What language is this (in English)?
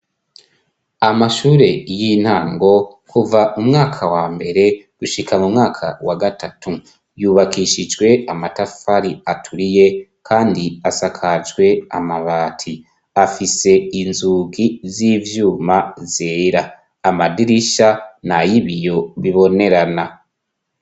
Rundi